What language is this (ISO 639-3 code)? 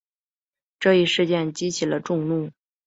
zho